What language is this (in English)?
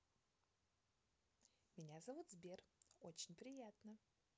Russian